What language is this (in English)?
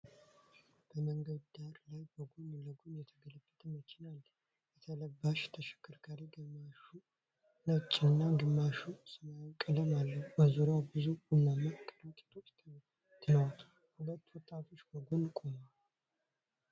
Amharic